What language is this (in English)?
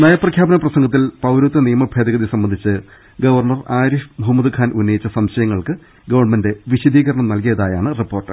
Malayalam